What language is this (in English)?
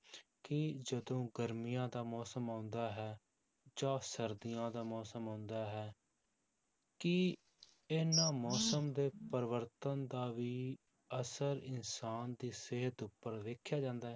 Punjabi